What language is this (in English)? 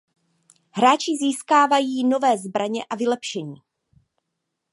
Czech